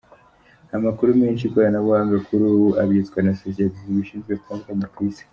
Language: Kinyarwanda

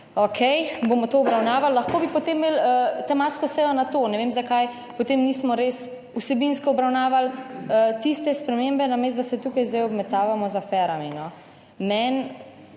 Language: Slovenian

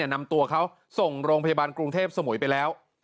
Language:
Thai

